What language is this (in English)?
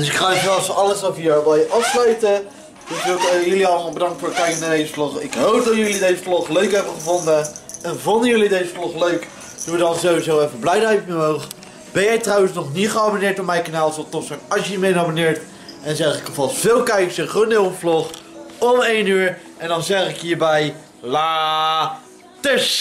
Dutch